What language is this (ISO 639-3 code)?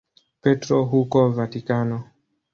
swa